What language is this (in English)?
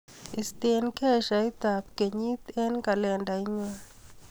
Kalenjin